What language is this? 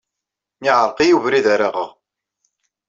Kabyle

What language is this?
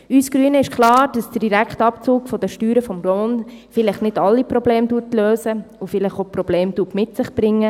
Swiss German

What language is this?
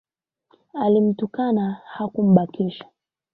Swahili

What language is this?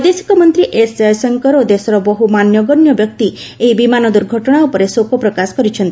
Odia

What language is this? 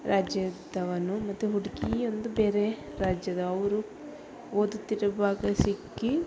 Kannada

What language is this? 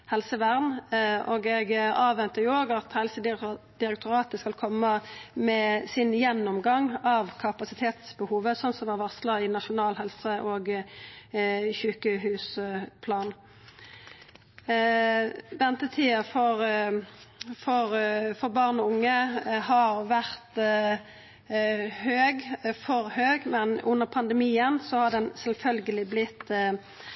Norwegian Nynorsk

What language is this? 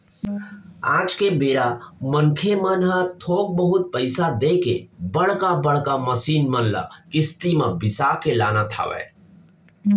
Chhattisgarhi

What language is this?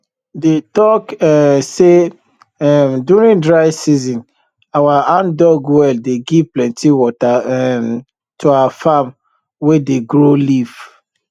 Nigerian Pidgin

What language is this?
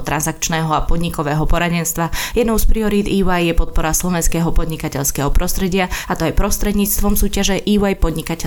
Slovak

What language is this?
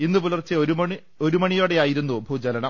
Malayalam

